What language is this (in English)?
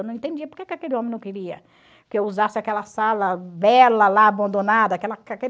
Portuguese